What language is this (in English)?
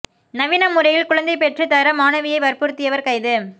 Tamil